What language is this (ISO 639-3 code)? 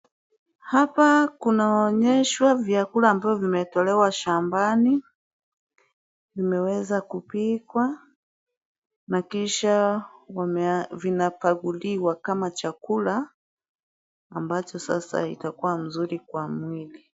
swa